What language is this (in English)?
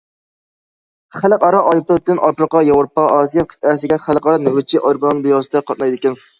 Uyghur